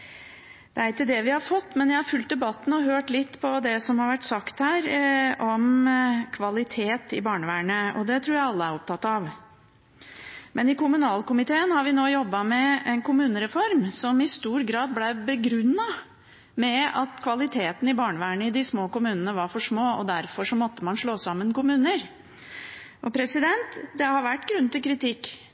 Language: Norwegian Bokmål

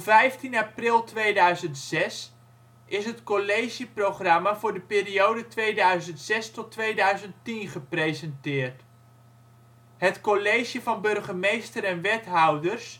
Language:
Dutch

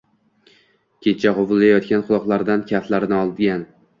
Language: Uzbek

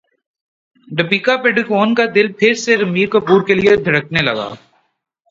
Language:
Urdu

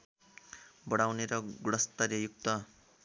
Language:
Nepali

